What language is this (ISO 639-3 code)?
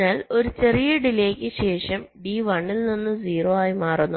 mal